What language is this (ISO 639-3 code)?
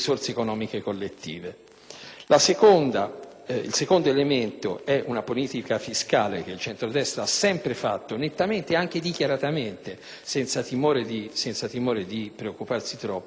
ita